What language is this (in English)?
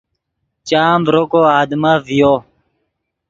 Yidgha